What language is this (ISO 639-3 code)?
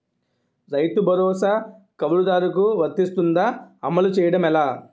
tel